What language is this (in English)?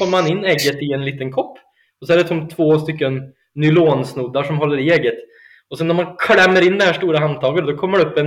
Swedish